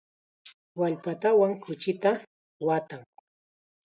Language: Chiquián Ancash Quechua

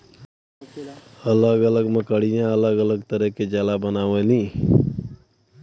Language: Bhojpuri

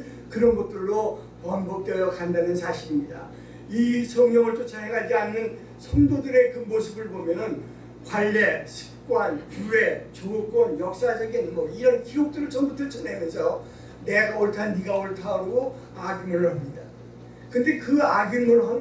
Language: Korean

